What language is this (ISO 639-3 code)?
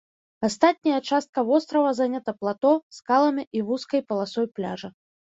bel